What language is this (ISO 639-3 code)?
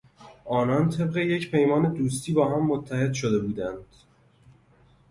fas